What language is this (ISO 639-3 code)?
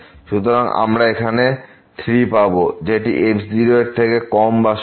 ben